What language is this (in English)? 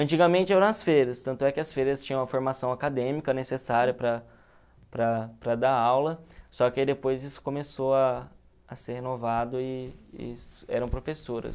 Portuguese